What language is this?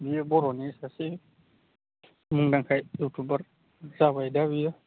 Bodo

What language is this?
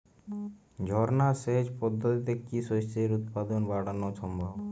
Bangla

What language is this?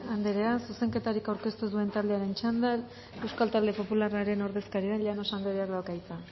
Basque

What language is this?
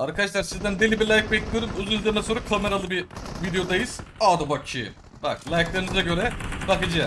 Turkish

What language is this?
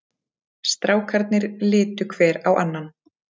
Icelandic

